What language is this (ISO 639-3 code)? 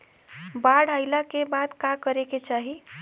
bho